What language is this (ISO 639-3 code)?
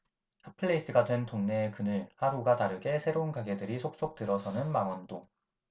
kor